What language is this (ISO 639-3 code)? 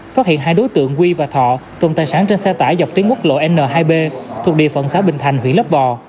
vie